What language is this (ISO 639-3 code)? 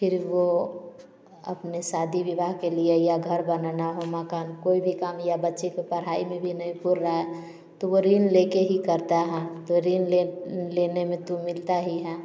hin